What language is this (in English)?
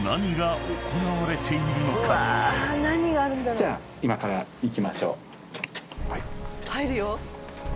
Japanese